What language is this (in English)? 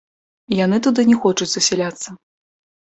Belarusian